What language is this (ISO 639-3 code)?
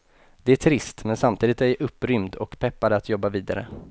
swe